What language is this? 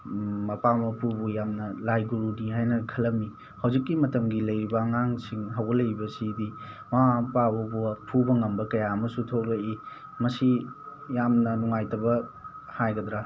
Manipuri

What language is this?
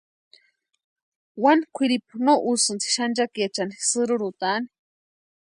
Western Highland Purepecha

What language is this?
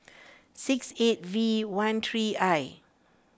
English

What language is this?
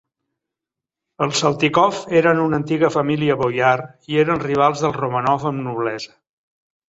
Catalan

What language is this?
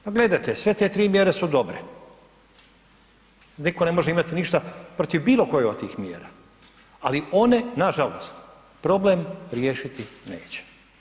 Croatian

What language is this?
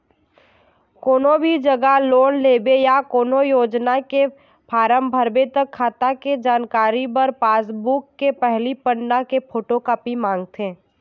Chhattisgarhi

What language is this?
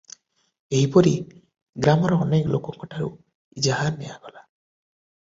Odia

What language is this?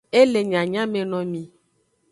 Aja (Benin)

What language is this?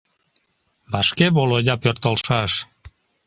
Mari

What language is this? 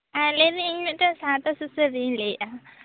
Santali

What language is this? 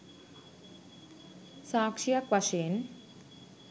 Sinhala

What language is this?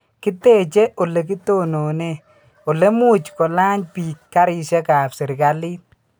Kalenjin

